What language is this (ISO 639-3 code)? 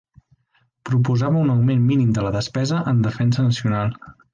cat